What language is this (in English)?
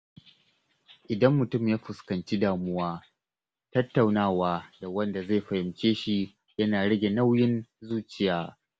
Hausa